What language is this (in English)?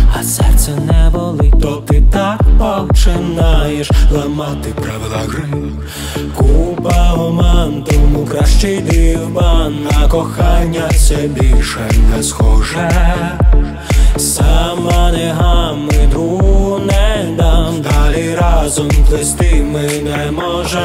Polish